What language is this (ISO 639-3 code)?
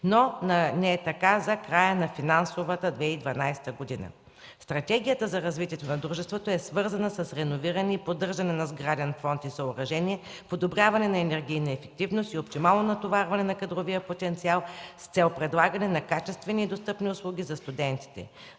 bul